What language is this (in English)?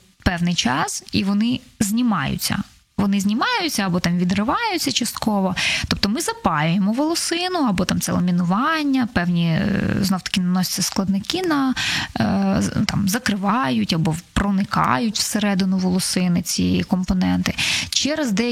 Ukrainian